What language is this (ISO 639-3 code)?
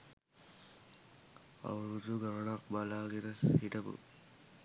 sin